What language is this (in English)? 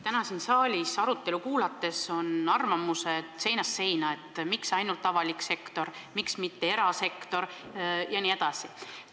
Estonian